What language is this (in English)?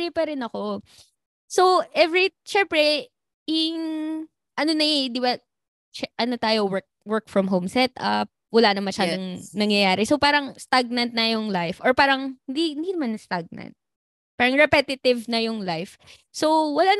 Filipino